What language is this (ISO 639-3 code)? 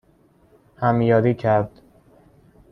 fas